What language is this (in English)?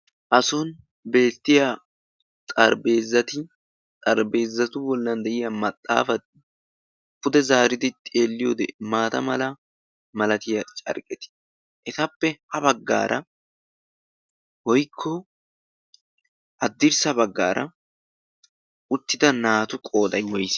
Wolaytta